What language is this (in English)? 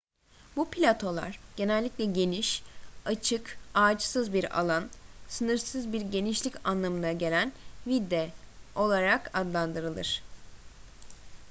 Turkish